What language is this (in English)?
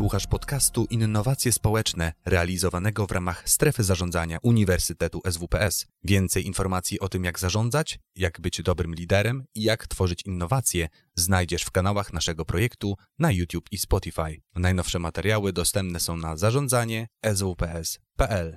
Polish